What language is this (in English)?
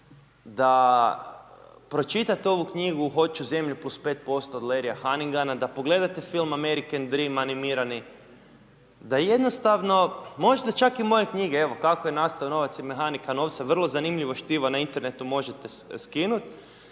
Croatian